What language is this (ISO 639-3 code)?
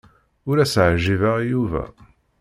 kab